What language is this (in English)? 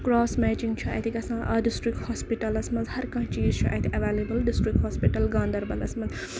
Kashmiri